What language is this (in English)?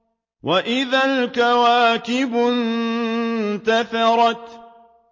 Arabic